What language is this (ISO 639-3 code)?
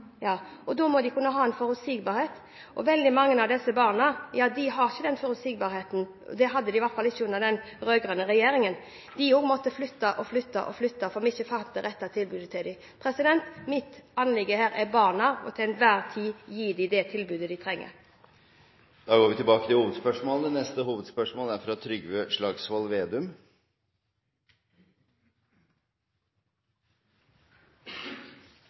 nor